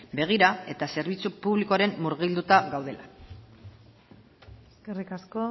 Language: Basque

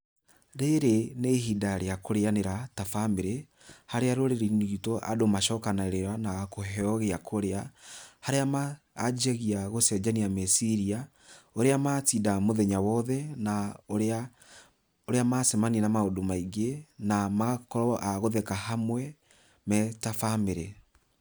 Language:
Kikuyu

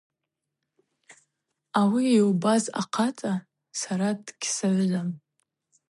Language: Abaza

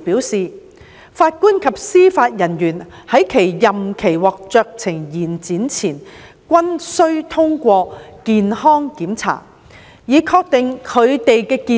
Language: Cantonese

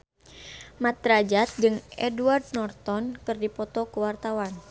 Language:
Sundanese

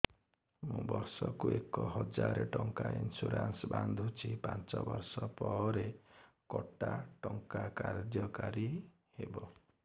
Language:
Odia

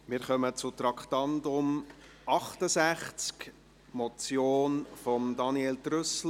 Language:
Swiss German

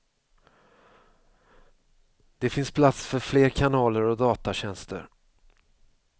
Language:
Swedish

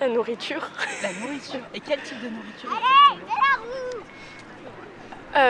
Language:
French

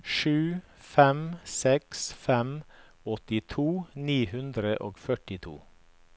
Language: Norwegian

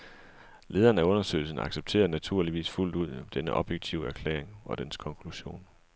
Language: Danish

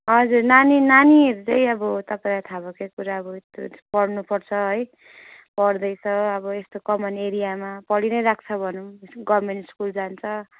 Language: Nepali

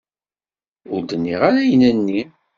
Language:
Kabyle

